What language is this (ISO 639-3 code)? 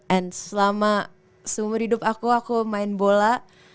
ind